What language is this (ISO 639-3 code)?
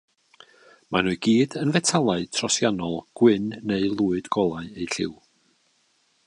cym